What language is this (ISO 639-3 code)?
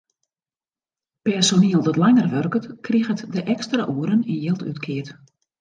fry